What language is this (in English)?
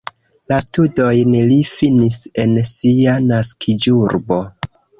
Esperanto